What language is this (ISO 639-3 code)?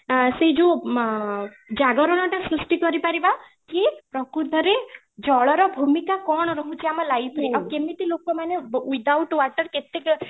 ori